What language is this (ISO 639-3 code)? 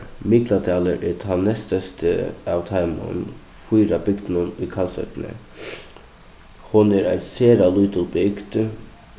fao